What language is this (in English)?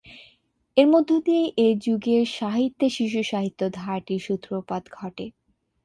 Bangla